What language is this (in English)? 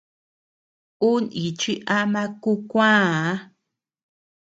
Tepeuxila Cuicatec